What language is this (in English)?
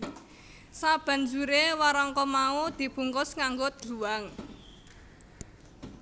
Javanese